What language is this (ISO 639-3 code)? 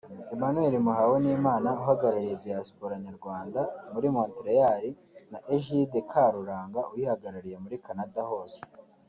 kin